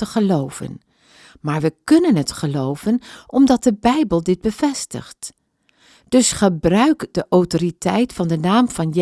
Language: Dutch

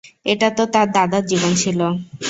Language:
Bangla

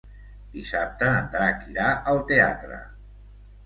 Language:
Catalan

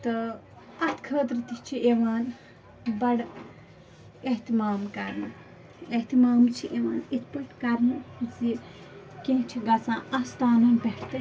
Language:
Kashmiri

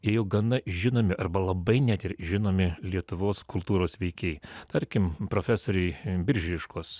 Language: Lithuanian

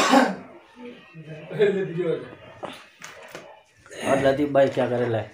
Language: Hindi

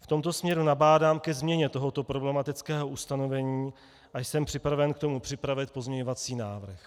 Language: Czech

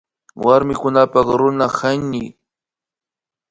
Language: Imbabura Highland Quichua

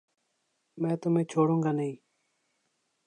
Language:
Urdu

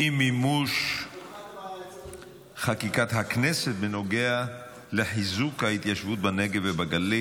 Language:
Hebrew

